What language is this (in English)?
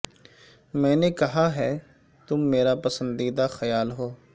Urdu